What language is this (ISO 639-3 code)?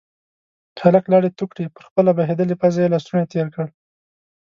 pus